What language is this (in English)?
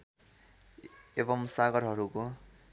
Nepali